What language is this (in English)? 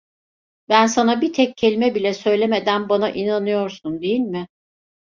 Turkish